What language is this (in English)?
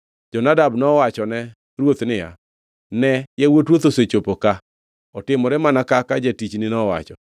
Luo (Kenya and Tanzania)